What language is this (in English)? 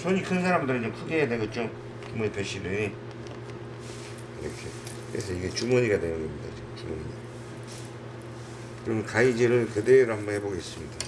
Korean